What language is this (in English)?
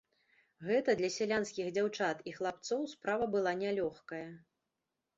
Belarusian